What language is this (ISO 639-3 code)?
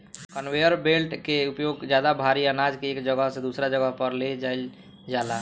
bho